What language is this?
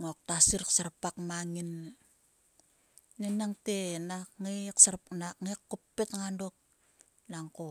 Sulka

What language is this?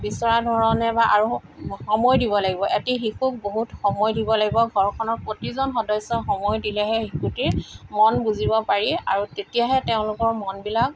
Assamese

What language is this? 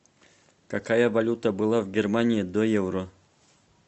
Russian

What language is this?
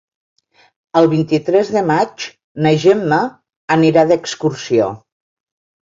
Catalan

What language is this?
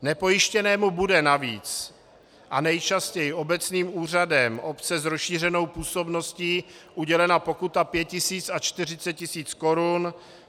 Czech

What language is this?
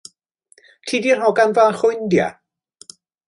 Welsh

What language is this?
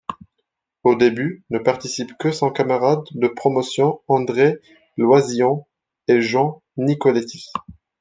French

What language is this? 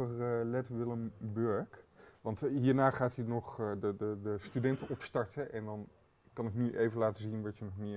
Dutch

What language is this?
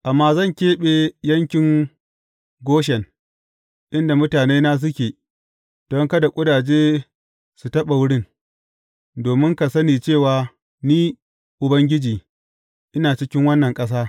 Hausa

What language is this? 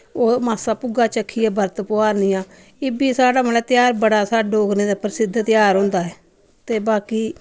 Dogri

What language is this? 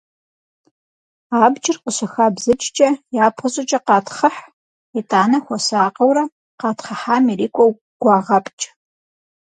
Kabardian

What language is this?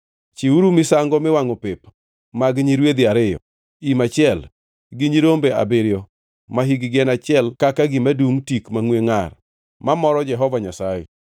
Luo (Kenya and Tanzania)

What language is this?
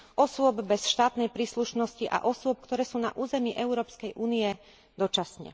Slovak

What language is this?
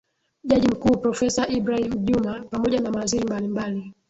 Swahili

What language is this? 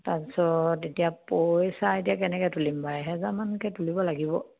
Assamese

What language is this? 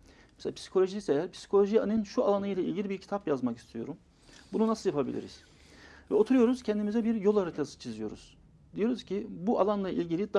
Turkish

